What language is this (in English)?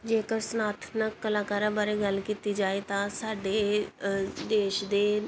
Punjabi